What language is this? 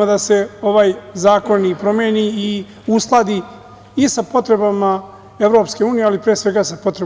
Serbian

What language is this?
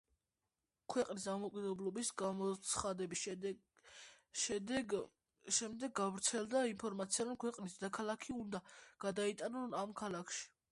Georgian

